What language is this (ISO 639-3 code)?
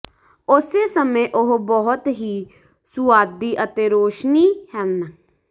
pan